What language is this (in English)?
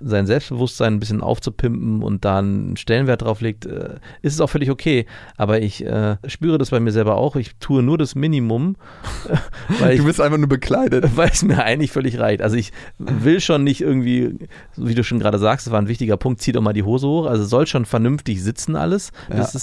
German